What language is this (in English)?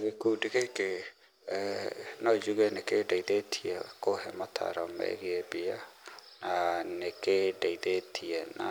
Kikuyu